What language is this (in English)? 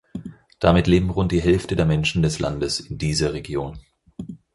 German